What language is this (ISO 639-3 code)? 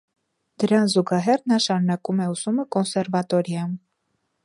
hye